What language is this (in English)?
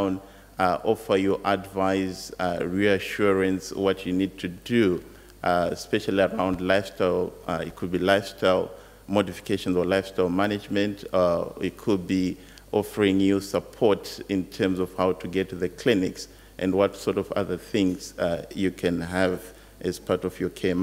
English